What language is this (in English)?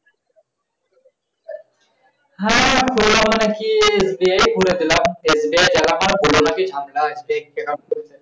Bangla